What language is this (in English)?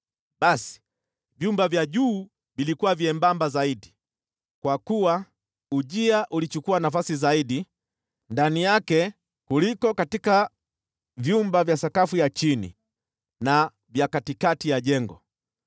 Swahili